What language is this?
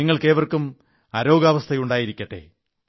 Malayalam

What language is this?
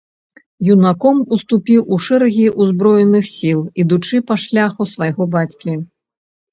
Belarusian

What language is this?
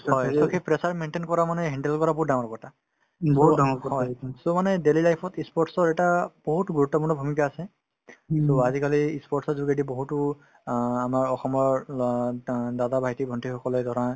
Assamese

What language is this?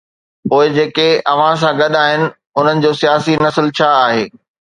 Sindhi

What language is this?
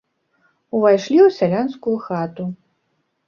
Belarusian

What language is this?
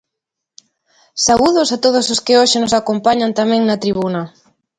Galician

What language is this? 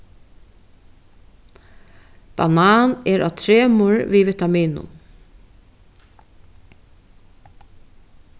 Faroese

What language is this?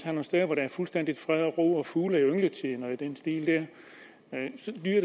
Danish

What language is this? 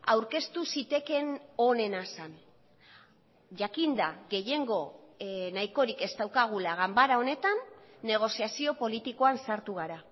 Basque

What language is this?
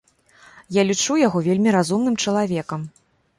Belarusian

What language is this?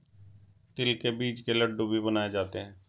Hindi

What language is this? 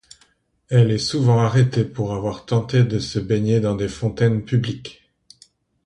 French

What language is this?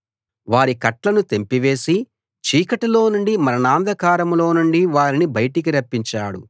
Telugu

